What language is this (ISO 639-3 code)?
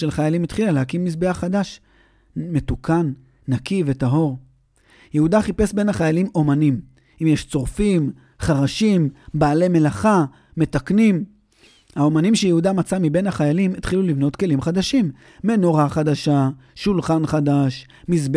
heb